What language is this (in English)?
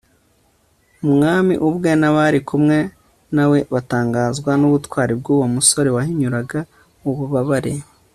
Kinyarwanda